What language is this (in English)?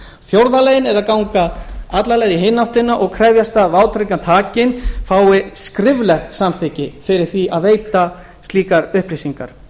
Icelandic